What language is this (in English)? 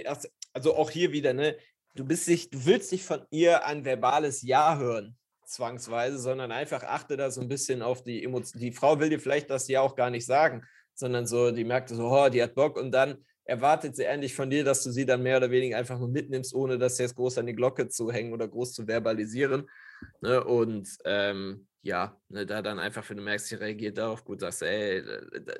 German